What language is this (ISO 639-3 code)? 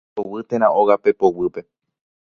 grn